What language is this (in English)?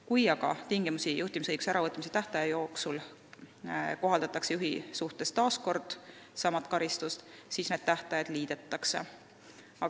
Estonian